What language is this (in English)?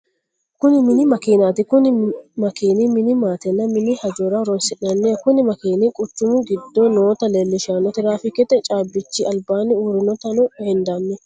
Sidamo